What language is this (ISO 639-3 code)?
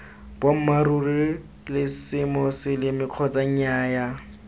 tsn